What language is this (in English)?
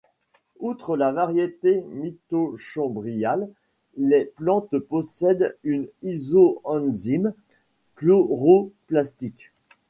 French